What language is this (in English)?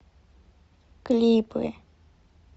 Russian